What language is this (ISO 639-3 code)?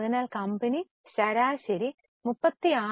mal